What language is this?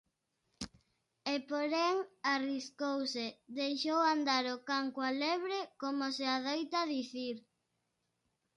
Galician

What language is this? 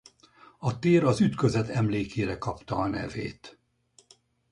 Hungarian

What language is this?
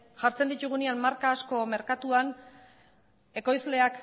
Basque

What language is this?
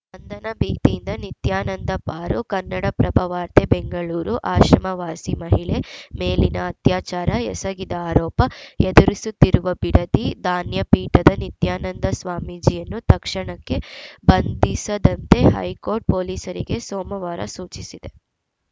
Kannada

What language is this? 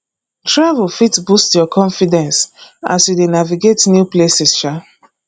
Nigerian Pidgin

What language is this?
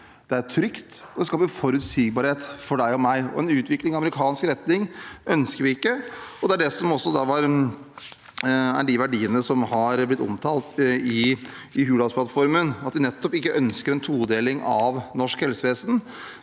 Norwegian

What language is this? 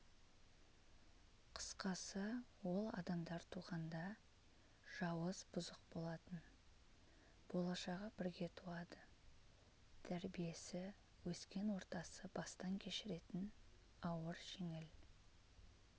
Kazakh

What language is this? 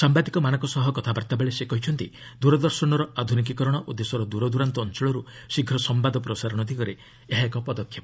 Odia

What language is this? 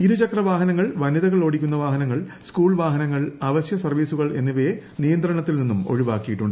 Malayalam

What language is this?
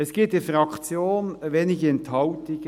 Swiss German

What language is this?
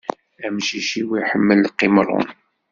Kabyle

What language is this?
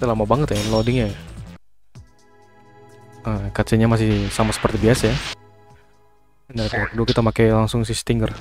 Indonesian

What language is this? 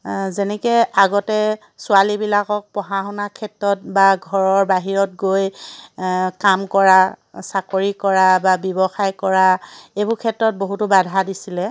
Assamese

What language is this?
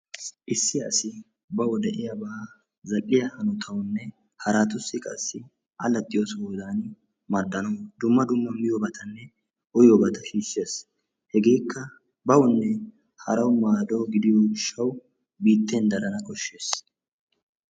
Wolaytta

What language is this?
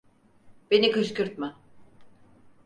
Turkish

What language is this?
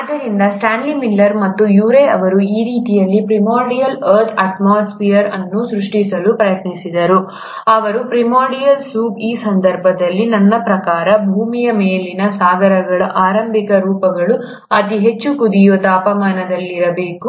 Kannada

